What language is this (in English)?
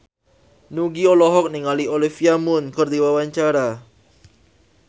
Sundanese